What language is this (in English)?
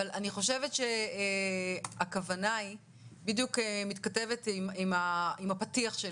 Hebrew